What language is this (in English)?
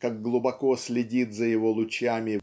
Russian